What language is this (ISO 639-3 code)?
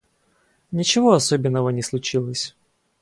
rus